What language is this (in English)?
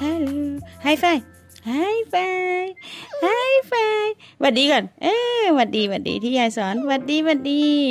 Thai